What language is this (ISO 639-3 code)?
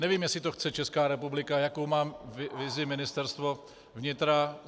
ces